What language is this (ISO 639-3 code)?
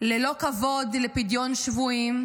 heb